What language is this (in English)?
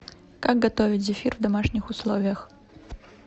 Russian